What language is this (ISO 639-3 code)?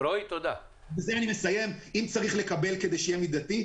heb